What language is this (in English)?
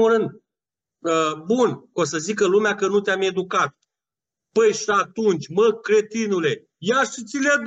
Romanian